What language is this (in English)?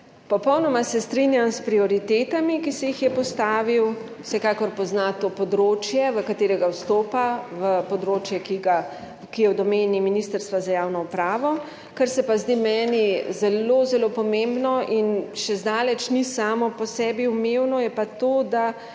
Slovenian